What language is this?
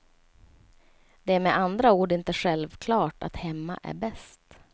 Swedish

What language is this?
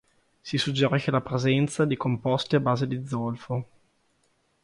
Italian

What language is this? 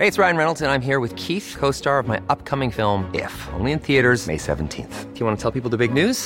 Filipino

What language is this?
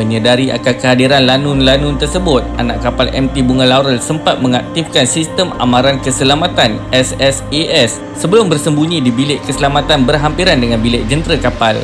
Malay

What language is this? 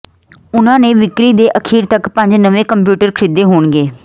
Punjabi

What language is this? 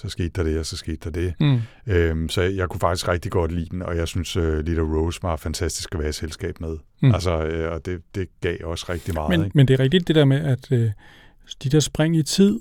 Danish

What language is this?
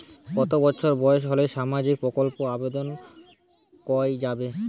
Bangla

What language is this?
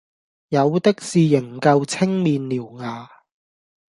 Cantonese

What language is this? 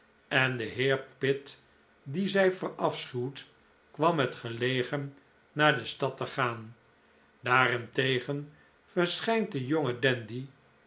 Dutch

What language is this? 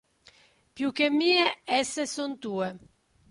Italian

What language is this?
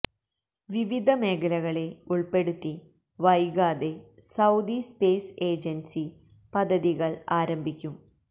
Malayalam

